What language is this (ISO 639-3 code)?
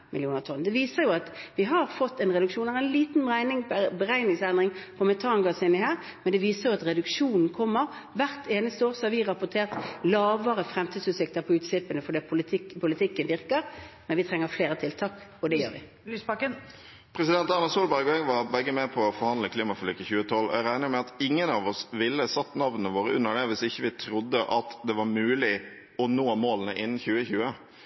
nor